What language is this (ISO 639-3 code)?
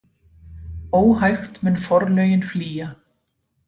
isl